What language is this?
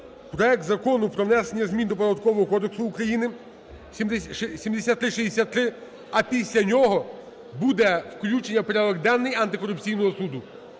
Ukrainian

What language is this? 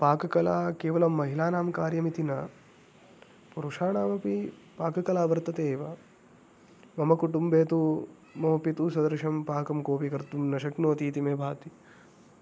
Sanskrit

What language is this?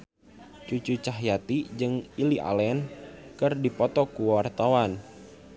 Sundanese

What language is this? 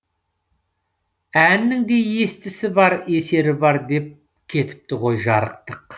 Kazakh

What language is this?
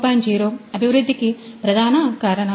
Telugu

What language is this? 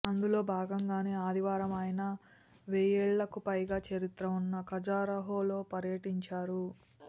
Telugu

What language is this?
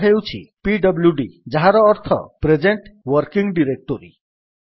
Odia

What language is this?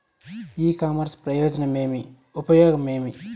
Telugu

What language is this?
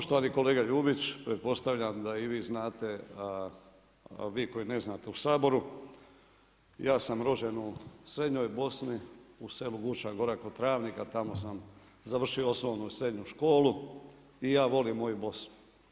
Croatian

